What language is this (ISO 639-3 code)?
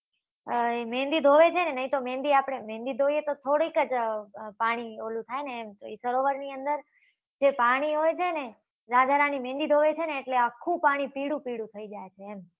guj